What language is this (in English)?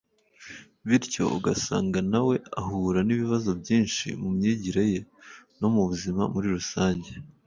Kinyarwanda